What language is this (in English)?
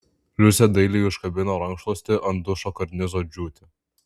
Lithuanian